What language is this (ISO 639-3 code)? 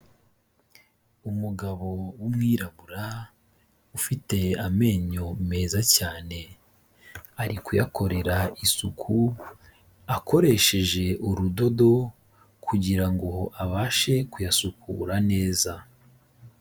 kin